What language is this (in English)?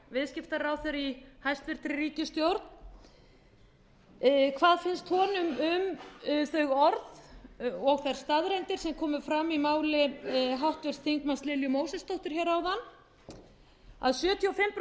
Icelandic